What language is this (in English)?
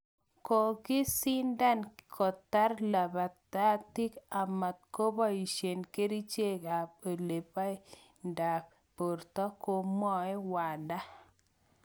Kalenjin